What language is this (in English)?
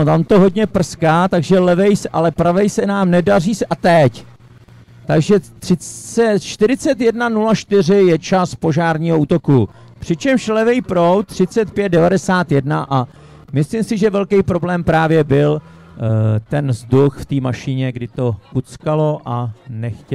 Czech